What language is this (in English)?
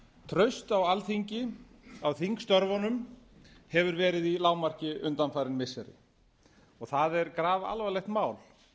Icelandic